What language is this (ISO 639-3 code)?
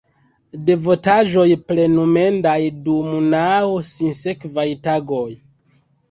epo